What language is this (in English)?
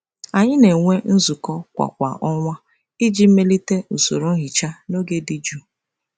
Igbo